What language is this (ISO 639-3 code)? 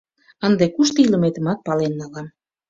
chm